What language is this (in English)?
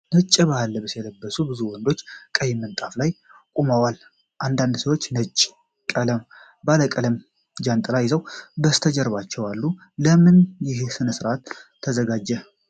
Amharic